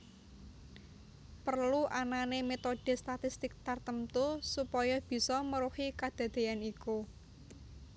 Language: Javanese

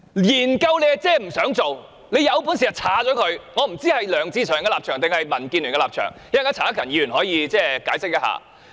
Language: Cantonese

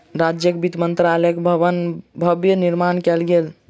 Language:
Maithili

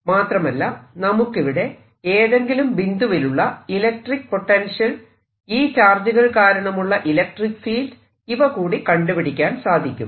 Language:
Malayalam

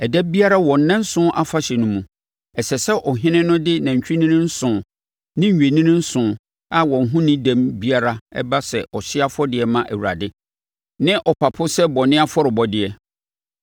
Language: Akan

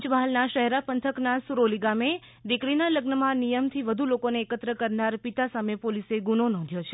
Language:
Gujarati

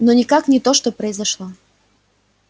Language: Russian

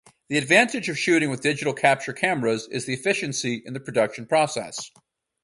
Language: English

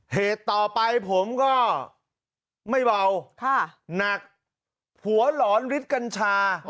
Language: Thai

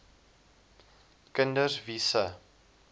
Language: Afrikaans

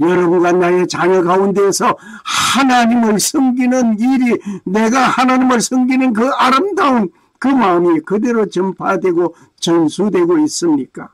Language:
Korean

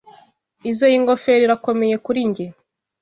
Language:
Kinyarwanda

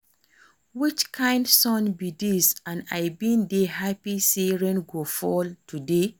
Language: Nigerian Pidgin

